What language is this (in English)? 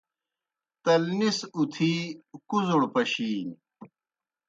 Kohistani Shina